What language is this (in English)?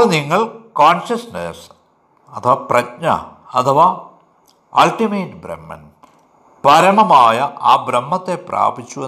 Malayalam